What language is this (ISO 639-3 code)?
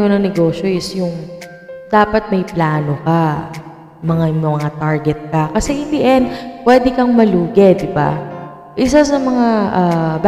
fil